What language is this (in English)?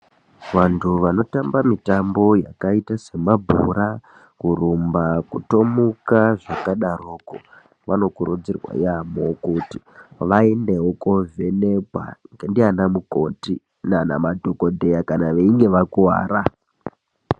Ndau